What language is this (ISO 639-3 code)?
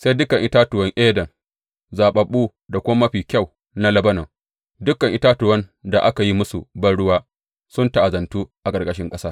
hau